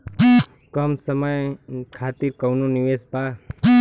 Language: Bhojpuri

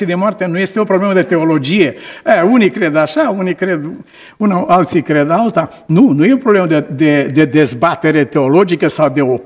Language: Romanian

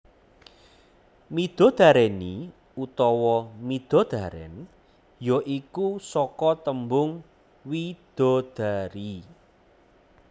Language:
Javanese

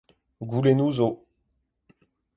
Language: Breton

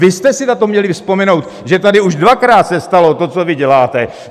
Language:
Czech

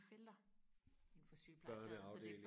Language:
Danish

